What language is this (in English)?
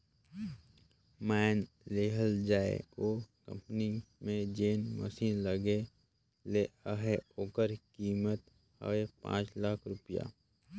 Chhattisgarhi